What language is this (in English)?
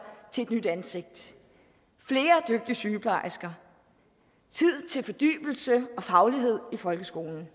Danish